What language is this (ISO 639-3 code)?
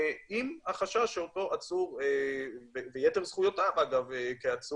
heb